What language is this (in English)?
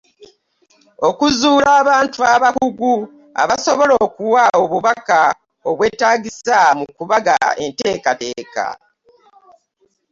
Ganda